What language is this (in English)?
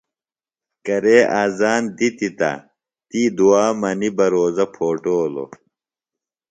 Phalura